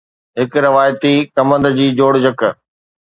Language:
Sindhi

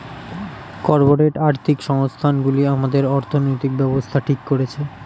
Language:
Bangla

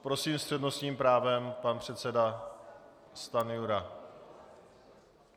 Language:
Czech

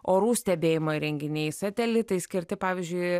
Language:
Lithuanian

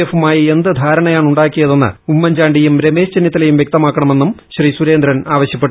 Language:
Malayalam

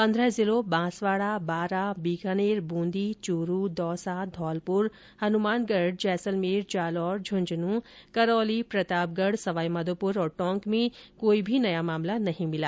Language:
Hindi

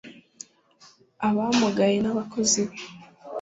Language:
Kinyarwanda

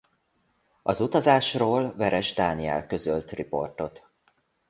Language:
Hungarian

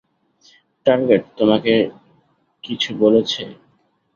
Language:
Bangla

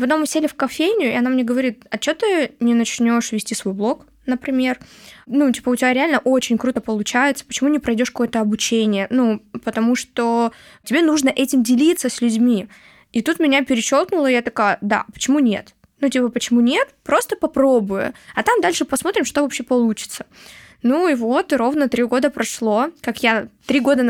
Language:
Russian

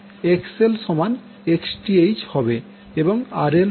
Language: Bangla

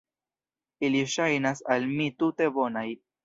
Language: Esperanto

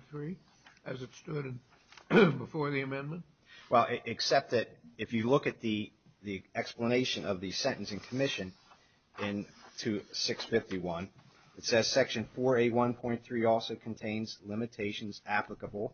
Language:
English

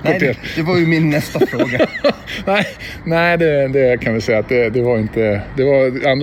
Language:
Swedish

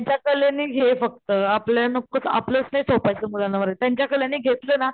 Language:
Marathi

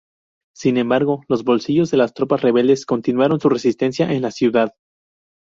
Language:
Spanish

